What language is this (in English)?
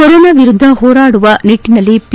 Kannada